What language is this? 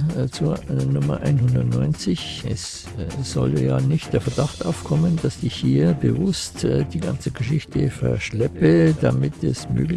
German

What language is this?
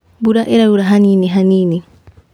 Kikuyu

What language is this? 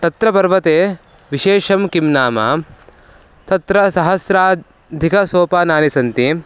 Sanskrit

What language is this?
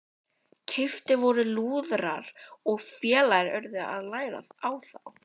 Icelandic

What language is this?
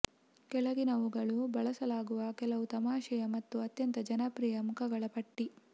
Kannada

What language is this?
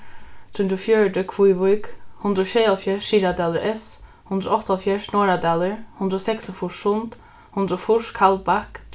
Faroese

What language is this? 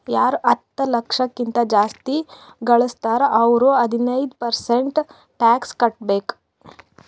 Kannada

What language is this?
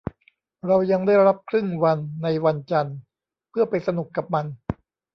Thai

